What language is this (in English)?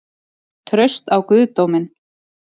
Icelandic